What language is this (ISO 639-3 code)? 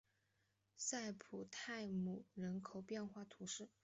zho